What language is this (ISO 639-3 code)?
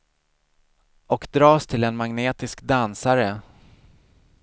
swe